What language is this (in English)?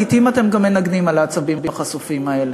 Hebrew